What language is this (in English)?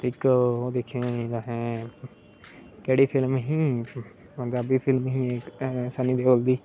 Dogri